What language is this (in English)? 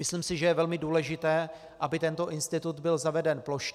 Czech